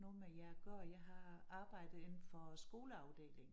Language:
Danish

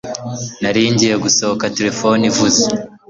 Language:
Kinyarwanda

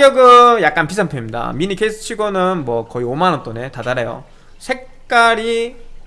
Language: Korean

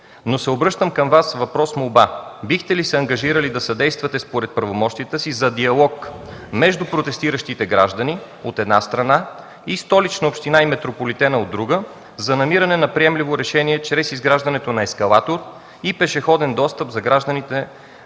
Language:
Bulgarian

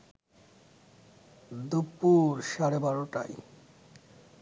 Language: Bangla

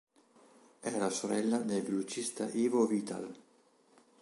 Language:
Italian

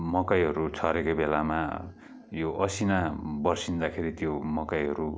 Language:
Nepali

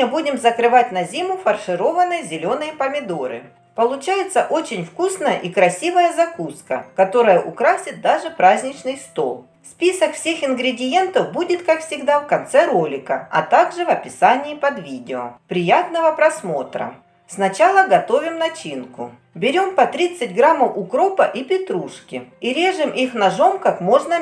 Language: Russian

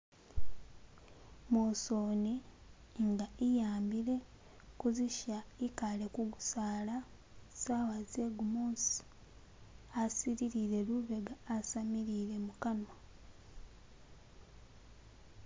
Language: Masaaba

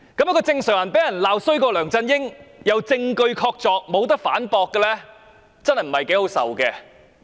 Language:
Cantonese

